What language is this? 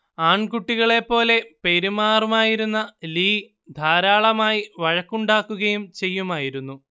Malayalam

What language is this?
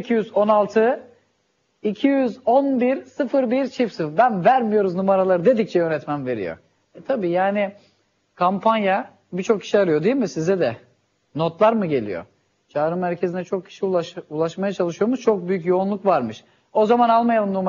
Turkish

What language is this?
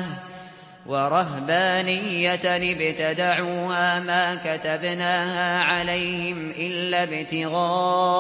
Arabic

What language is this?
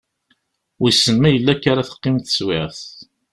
Kabyle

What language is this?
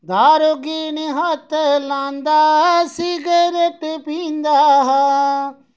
Dogri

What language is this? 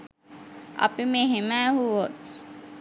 Sinhala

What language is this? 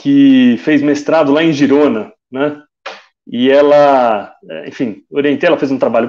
Portuguese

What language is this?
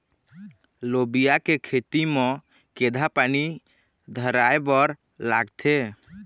Chhattisgarhi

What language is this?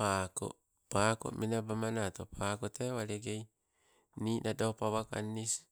Sibe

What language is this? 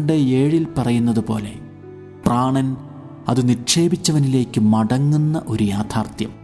Malayalam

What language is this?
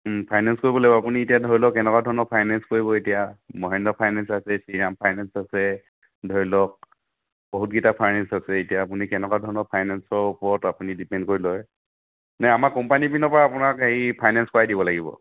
Assamese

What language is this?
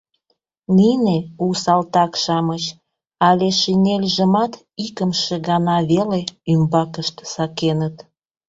Mari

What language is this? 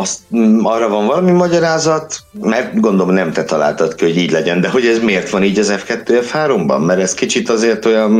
Hungarian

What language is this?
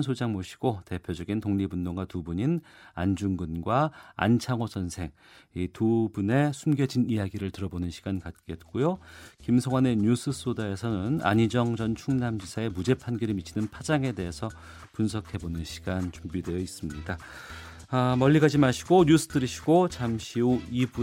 Korean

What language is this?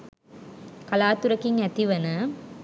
Sinhala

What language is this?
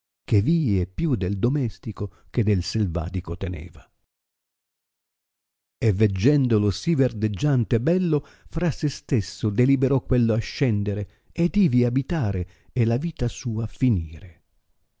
Italian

